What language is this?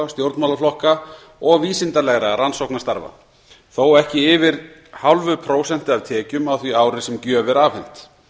Icelandic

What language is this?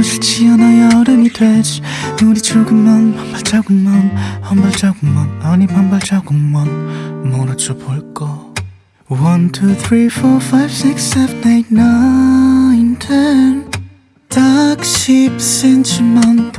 Korean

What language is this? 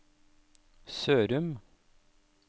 Norwegian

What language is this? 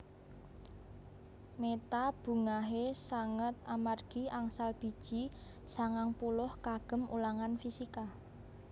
Javanese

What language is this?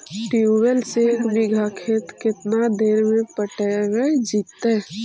Magahi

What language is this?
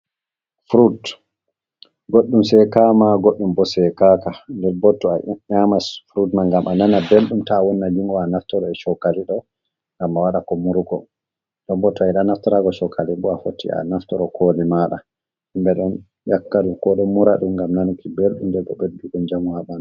Fula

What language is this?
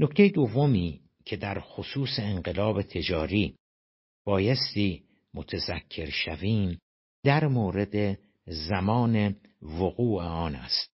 Persian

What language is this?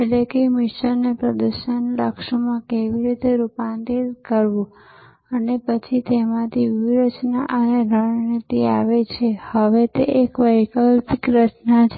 Gujarati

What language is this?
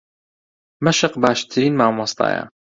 Central Kurdish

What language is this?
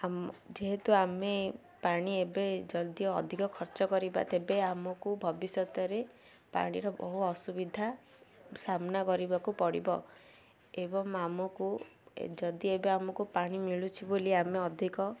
Odia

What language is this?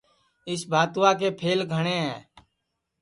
Sansi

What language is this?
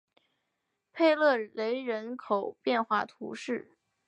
Chinese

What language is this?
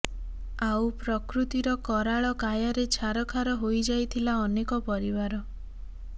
Odia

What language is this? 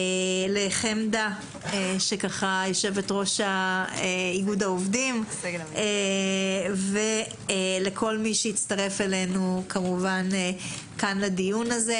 Hebrew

